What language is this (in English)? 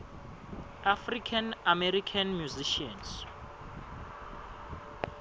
Swati